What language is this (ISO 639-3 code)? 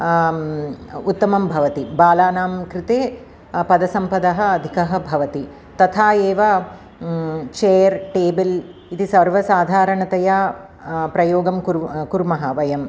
san